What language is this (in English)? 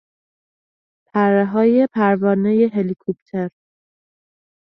Persian